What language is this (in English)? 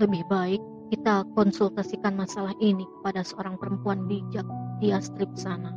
Indonesian